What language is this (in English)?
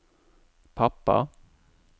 Norwegian